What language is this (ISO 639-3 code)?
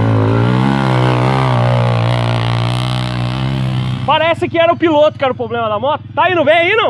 por